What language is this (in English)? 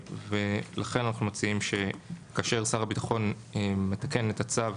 Hebrew